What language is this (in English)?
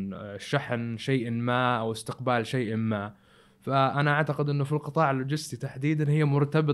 Arabic